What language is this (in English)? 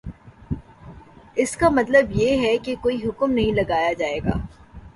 Urdu